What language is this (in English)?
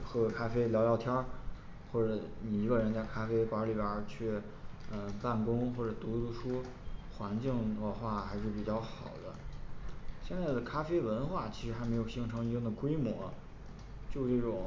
Chinese